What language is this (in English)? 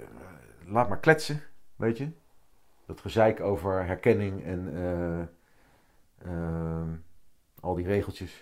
Dutch